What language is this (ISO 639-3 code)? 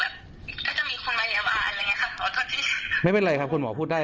tha